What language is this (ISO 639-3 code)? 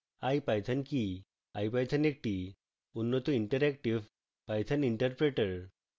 ben